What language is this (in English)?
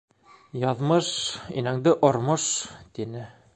Bashkir